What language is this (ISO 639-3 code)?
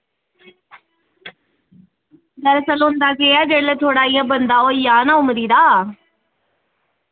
doi